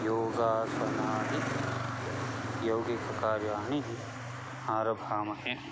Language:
Sanskrit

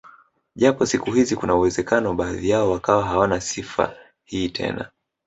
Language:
Swahili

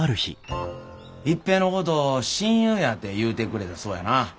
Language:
Japanese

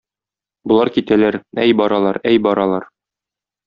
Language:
Tatar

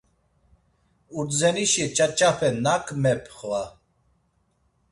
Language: Laz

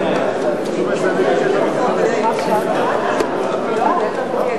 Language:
Hebrew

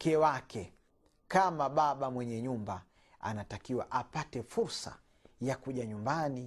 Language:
Swahili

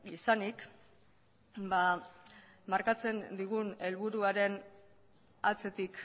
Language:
Basque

